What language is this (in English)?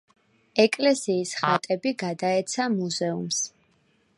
Georgian